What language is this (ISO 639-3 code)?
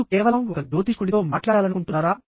tel